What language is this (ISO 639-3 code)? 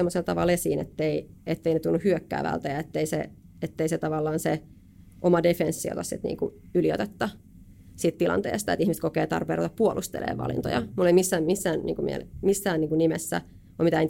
fin